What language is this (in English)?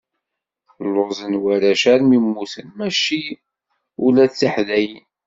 Kabyle